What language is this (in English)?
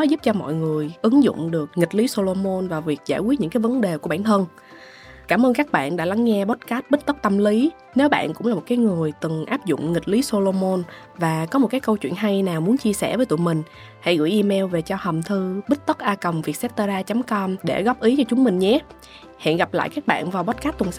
Vietnamese